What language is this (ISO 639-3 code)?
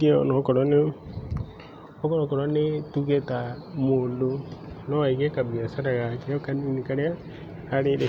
kik